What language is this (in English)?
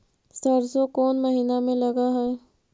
Magahi